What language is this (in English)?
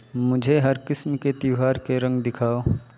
Urdu